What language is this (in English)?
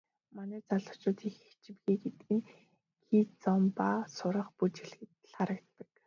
Mongolian